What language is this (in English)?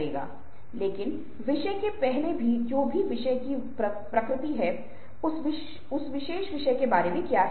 Hindi